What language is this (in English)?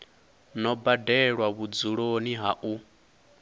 Venda